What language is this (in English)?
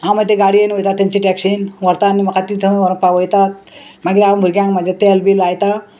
Konkani